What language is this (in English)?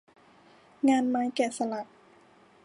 Thai